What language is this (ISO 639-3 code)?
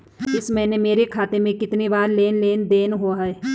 hin